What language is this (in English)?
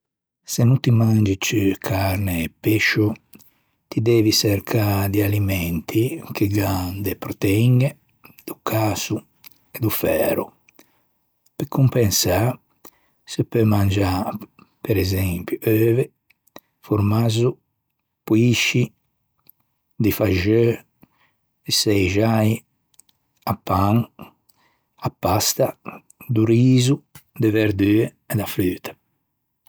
Ligurian